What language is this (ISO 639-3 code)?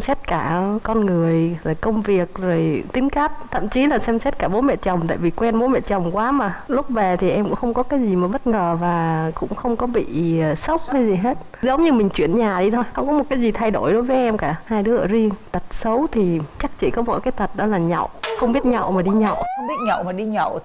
vie